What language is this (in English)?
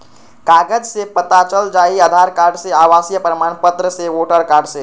Magahi